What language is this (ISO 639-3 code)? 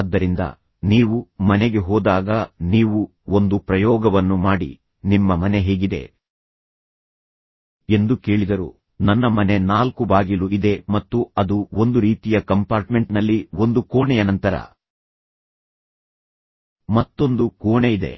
kan